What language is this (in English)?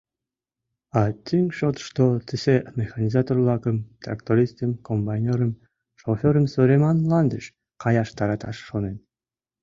Mari